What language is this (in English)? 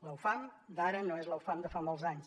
Catalan